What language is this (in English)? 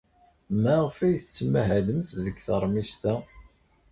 Kabyle